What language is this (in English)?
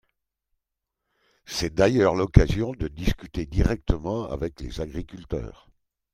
French